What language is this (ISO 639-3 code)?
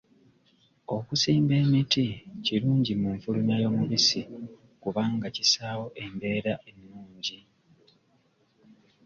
lug